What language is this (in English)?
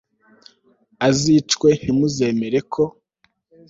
Kinyarwanda